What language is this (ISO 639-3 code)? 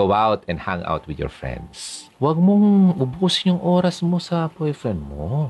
fil